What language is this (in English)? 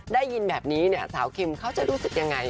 Thai